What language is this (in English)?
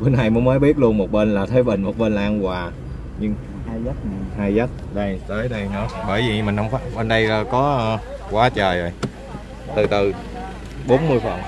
Vietnamese